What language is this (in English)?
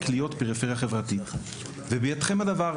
Hebrew